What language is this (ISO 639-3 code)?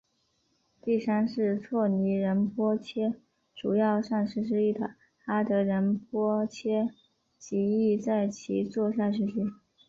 zho